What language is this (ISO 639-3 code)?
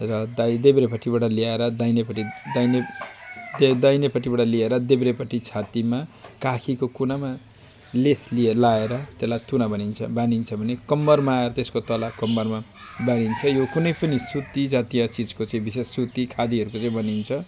nep